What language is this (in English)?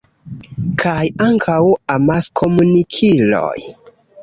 Esperanto